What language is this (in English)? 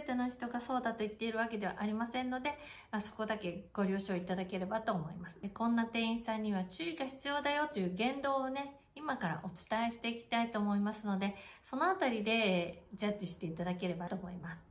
Japanese